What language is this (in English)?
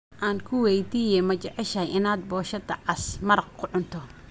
Somali